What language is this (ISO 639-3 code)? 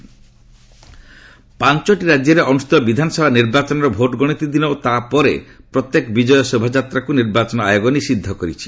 ori